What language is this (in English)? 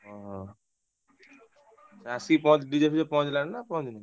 Odia